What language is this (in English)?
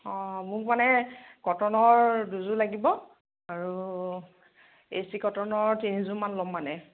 Assamese